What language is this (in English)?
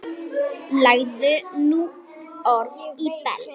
Icelandic